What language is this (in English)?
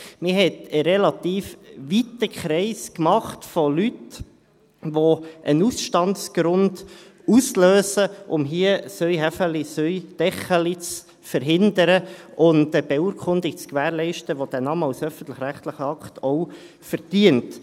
Swiss German